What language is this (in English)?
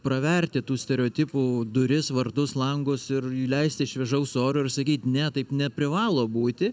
Lithuanian